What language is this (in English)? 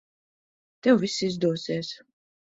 Latvian